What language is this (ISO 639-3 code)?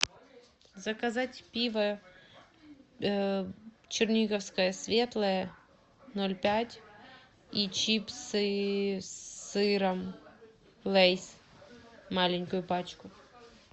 rus